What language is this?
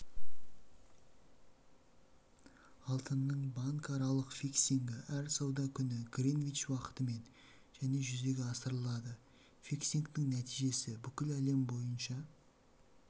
Kazakh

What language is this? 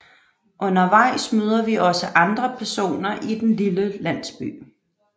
Danish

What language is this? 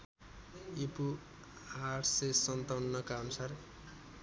Nepali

